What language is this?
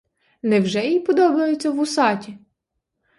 Ukrainian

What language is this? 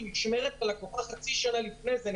Hebrew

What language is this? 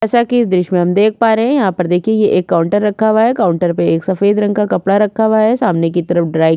Hindi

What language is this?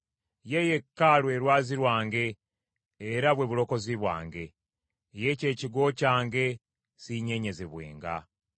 Ganda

